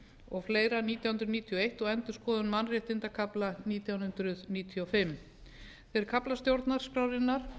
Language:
Icelandic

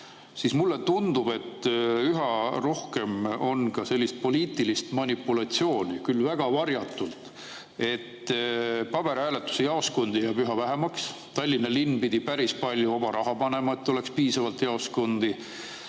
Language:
Estonian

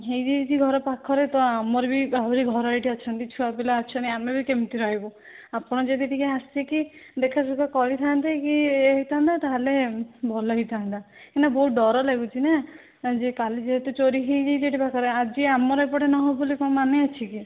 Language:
Odia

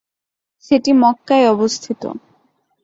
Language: Bangla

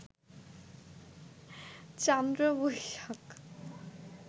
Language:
Bangla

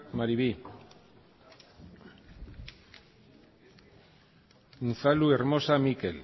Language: Basque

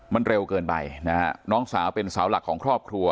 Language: Thai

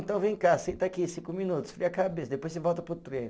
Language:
Portuguese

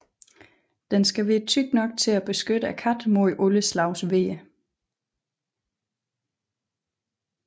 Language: Danish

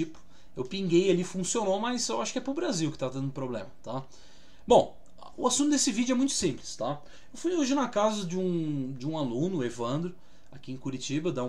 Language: Portuguese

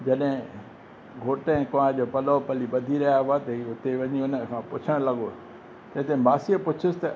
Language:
Sindhi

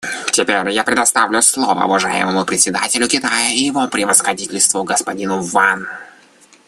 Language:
Russian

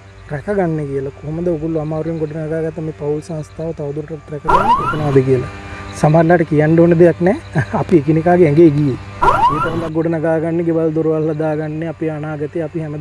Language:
Indonesian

